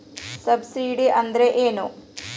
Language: Kannada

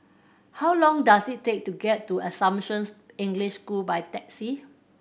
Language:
English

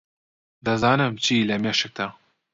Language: Central Kurdish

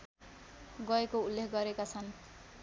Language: Nepali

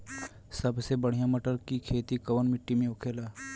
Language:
Bhojpuri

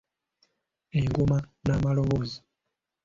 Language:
Ganda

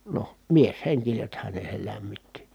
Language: Finnish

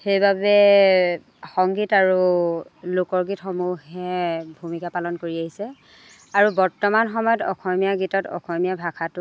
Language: Assamese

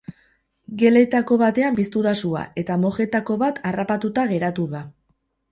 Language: Basque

